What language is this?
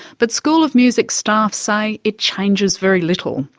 English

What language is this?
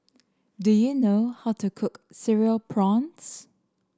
English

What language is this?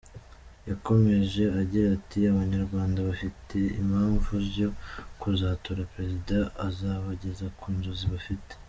Kinyarwanda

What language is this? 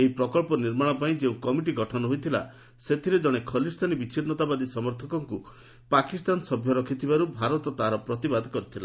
Odia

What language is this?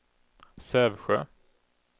Swedish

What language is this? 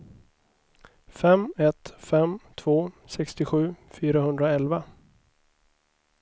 Swedish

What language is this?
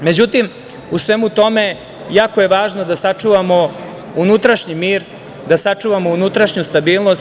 Serbian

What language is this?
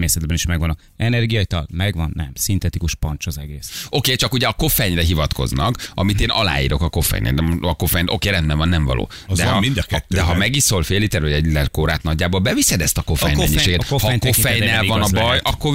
Hungarian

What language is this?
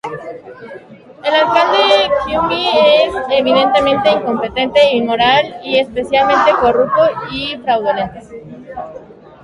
Spanish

